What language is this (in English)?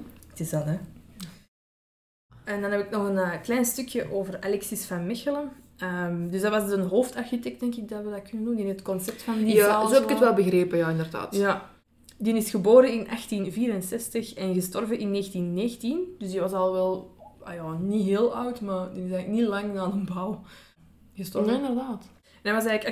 Dutch